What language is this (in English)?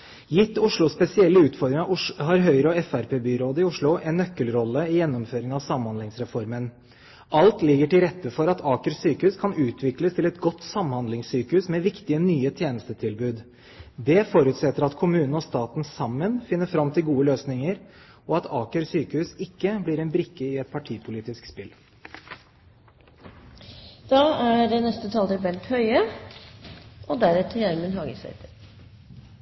Norwegian Bokmål